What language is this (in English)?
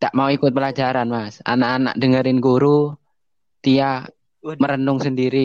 Indonesian